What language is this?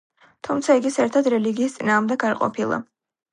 Georgian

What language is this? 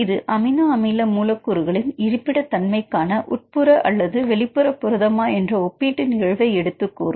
Tamil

